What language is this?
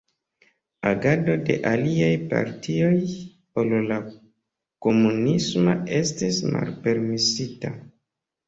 Esperanto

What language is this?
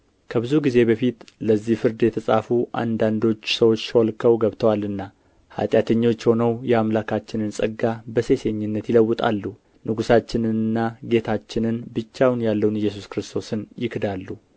Amharic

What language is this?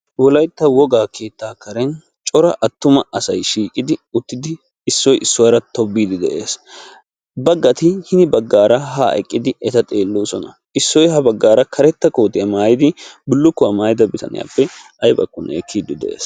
Wolaytta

